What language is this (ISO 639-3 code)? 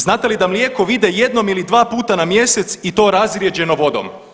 hrv